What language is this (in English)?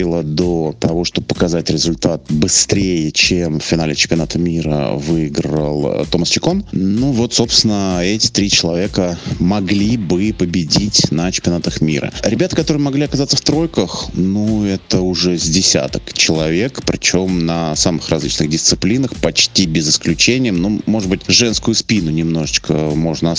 Russian